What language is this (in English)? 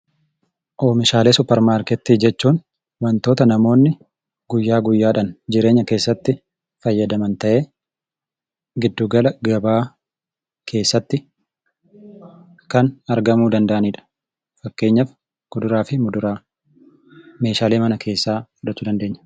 Oromo